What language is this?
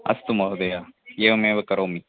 Sanskrit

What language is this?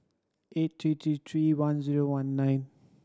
English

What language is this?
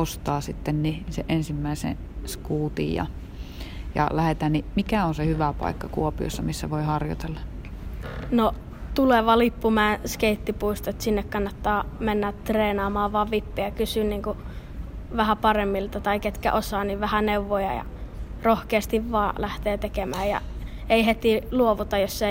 Finnish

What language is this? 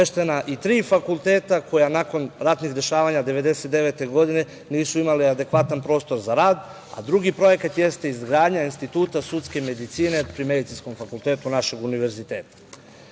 Serbian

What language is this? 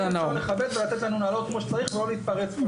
Hebrew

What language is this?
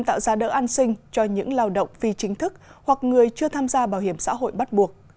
Vietnamese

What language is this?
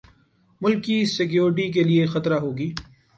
Urdu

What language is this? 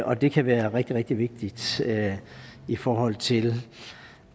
Danish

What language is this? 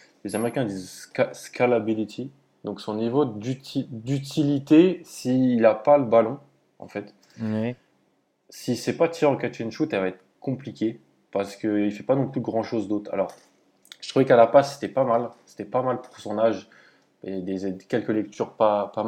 French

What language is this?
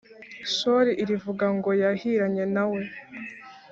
Kinyarwanda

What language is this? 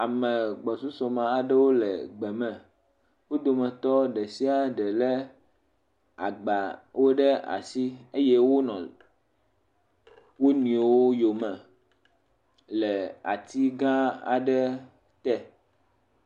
Ewe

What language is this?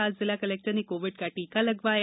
Hindi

